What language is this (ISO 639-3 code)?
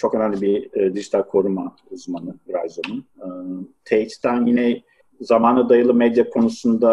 tur